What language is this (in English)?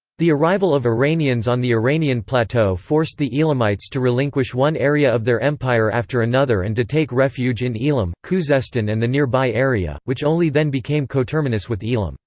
English